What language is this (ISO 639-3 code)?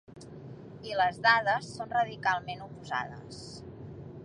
cat